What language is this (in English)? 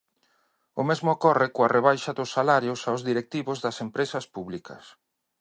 Galician